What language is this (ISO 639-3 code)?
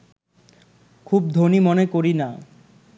ben